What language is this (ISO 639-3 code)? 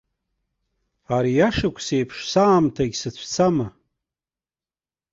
abk